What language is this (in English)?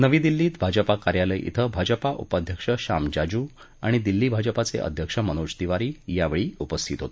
Marathi